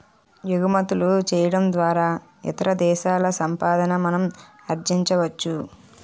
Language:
Telugu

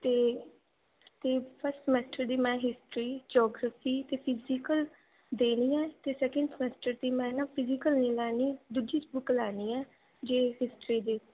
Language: Punjabi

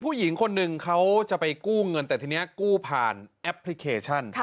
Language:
Thai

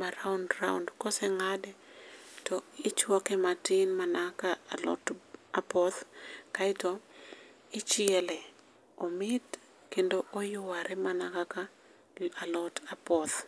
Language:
Luo (Kenya and Tanzania)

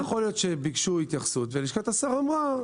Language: Hebrew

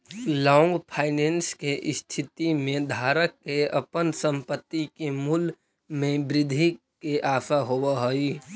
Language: Magahi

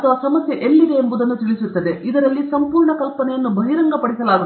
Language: Kannada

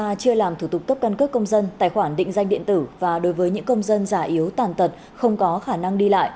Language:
Vietnamese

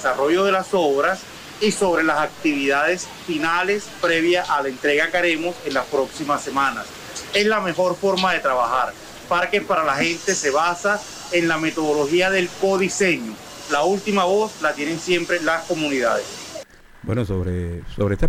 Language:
Spanish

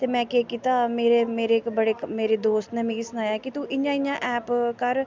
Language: Dogri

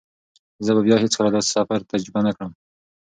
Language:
Pashto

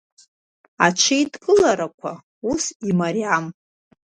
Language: Abkhazian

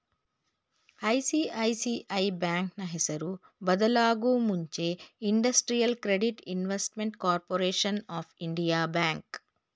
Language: Kannada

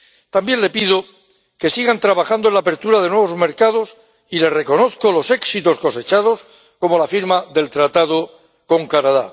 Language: Spanish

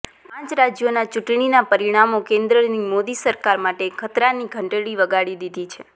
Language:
Gujarati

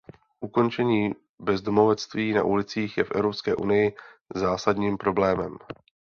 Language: Czech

